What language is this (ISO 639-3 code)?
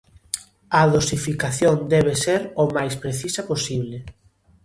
glg